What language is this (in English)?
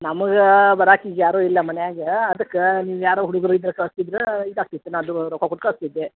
Kannada